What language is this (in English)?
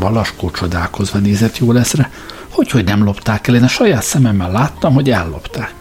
Hungarian